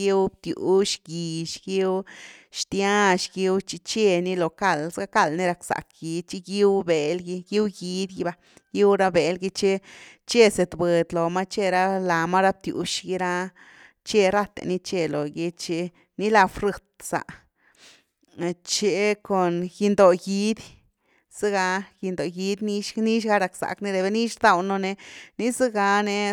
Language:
Güilá Zapotec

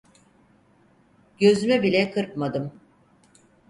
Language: Turkish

